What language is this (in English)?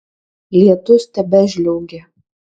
Lithuanian